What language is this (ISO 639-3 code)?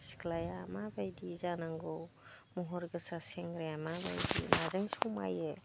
brx